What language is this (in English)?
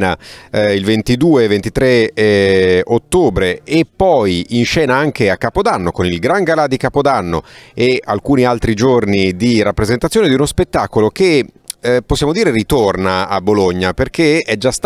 Italian